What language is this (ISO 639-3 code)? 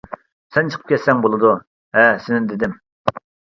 uig